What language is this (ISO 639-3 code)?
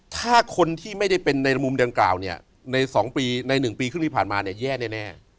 tha